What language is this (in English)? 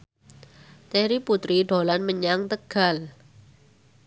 Javanese